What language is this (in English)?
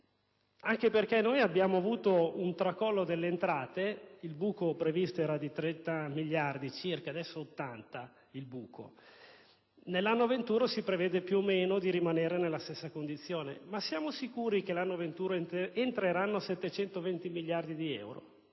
Italian